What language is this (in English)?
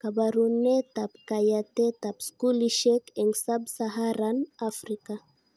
Kalenjin